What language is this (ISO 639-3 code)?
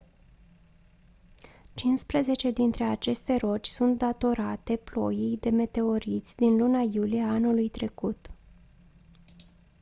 ron